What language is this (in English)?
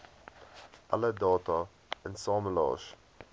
Afrikaans